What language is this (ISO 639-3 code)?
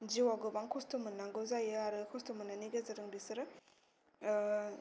brx